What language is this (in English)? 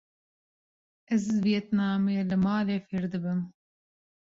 Kurdish